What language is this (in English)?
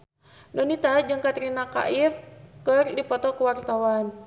Sundanese